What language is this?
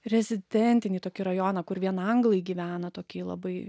Lithuanian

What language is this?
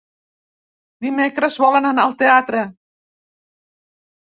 Catalan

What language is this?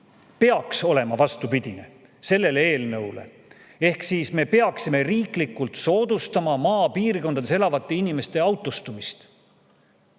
Estonian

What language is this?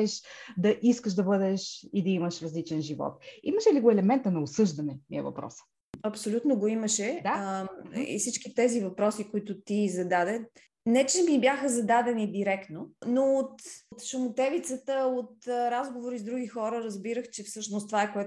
Bulgarian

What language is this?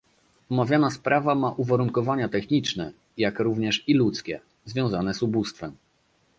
Polish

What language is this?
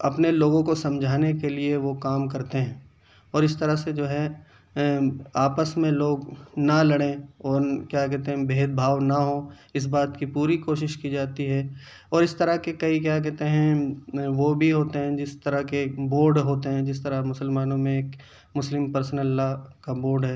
Urdu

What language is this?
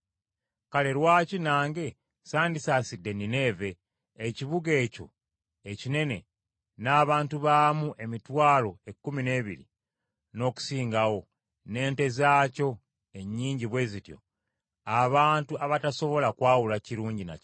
Ganda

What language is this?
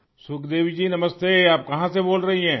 Urdu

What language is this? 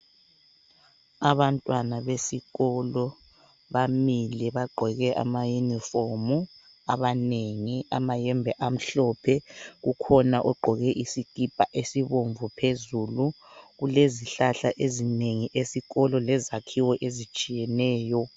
North Ndebele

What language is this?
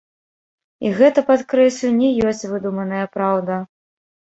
Belarusian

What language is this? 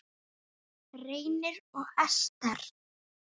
Icelandic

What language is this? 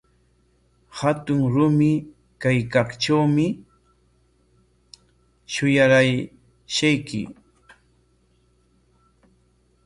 Corongo Ancash Quechua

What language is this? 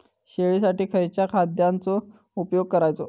Marathi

